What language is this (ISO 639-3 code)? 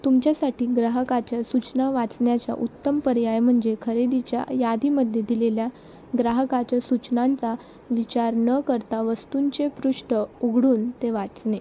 mar